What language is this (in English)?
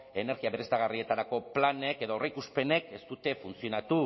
Basque